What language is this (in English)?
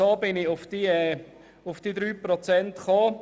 Swiss German